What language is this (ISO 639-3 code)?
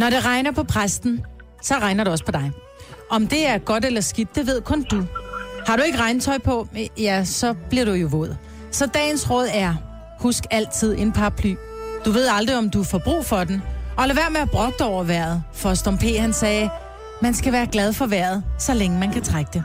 dan